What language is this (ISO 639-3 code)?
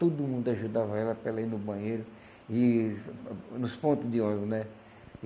por